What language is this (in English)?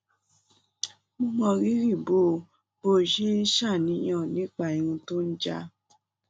Yoruba